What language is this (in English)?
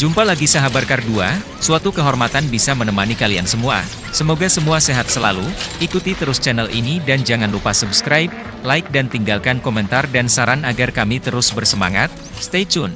Indonesian